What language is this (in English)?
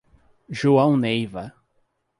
Portuguese